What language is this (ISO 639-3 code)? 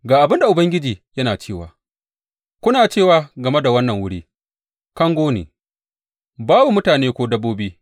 hau